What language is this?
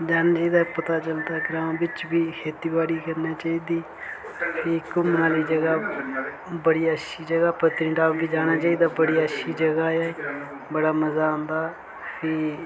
Dogri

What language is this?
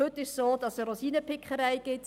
Swiss German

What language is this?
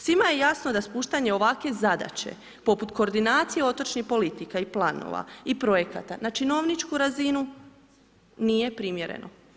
Croatian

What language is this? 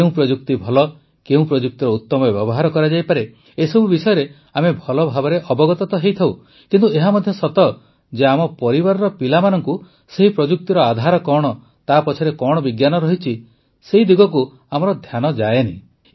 Odia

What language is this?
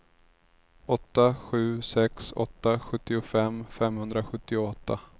Swedish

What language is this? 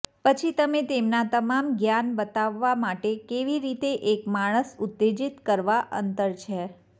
Gujarati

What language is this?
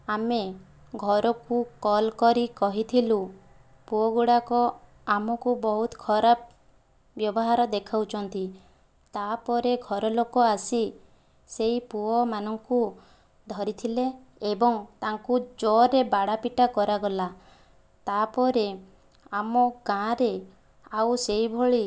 Odia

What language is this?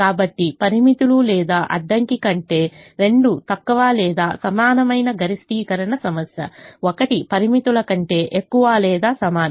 Telugu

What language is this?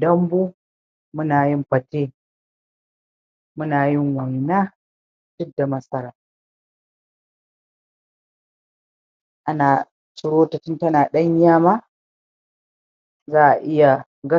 Hausa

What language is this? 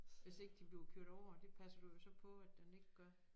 Danish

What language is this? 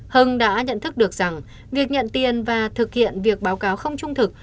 Vietnamese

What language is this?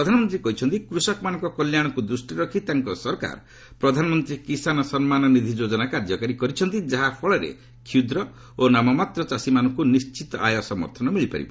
Odia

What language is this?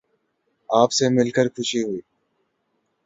Urdu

